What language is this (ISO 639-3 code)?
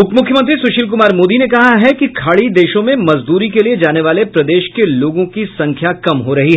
hin